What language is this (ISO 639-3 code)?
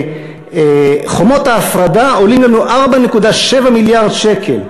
heb